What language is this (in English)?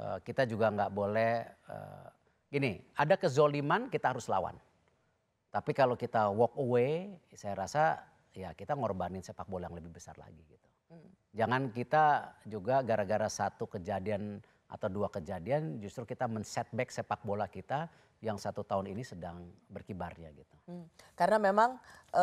Indonesian